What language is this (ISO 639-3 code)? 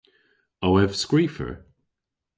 cor